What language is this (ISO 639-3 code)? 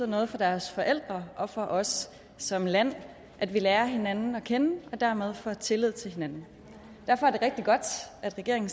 dan